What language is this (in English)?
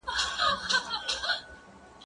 Pashto